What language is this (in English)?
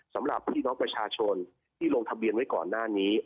Thai